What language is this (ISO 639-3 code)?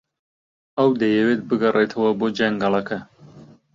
ckb